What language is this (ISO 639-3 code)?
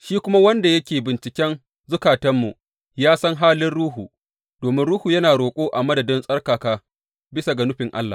hau